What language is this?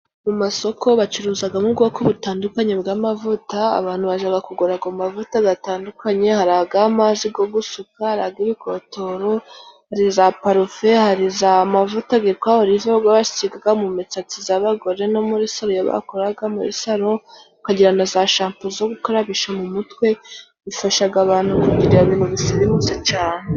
Kinyarwanda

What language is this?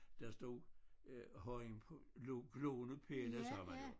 Danish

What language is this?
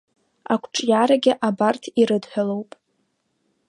Abkhazian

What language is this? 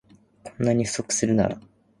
Japanese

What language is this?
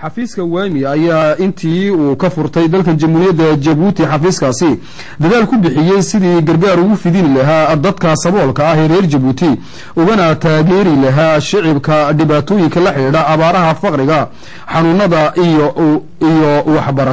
Arabic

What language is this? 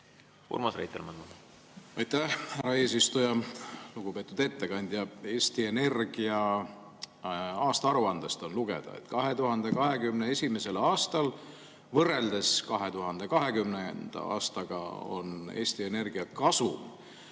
Estonian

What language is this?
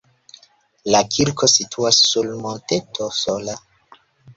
Esperanto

